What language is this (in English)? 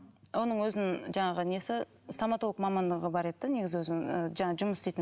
Kazakh